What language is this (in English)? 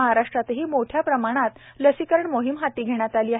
Marathi